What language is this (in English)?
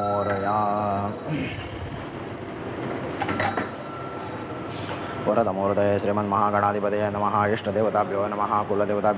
Arabic